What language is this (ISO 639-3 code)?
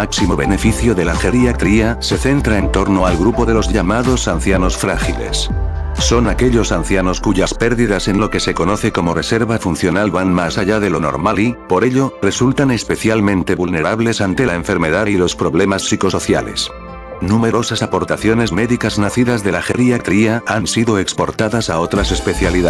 spa